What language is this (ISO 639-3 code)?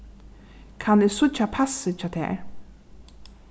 fao